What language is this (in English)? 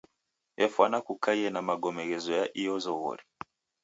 Taita